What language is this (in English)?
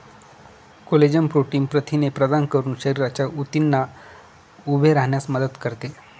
Marathi